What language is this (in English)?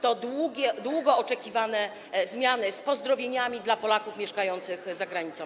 Polish